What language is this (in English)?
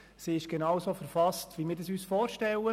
Swiss German